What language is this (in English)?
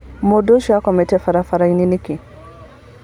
Kikuyu